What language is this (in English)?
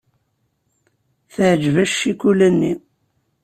Kabyle